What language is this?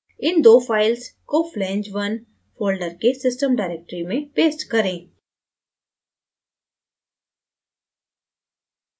Hindi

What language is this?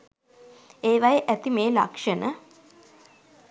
Sinhala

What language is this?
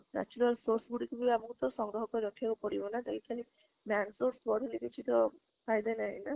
Odia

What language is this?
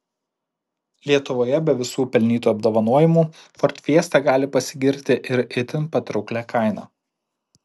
Lithuanian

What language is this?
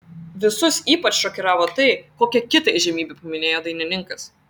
Lithuanian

